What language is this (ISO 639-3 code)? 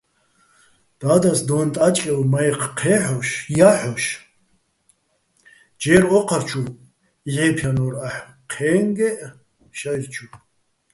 bbl